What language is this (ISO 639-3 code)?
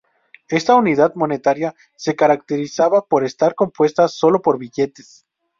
spa